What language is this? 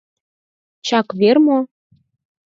Mari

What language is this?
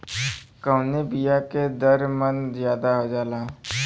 Bhojpuri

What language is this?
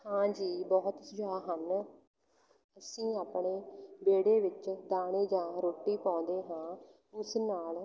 Punjabi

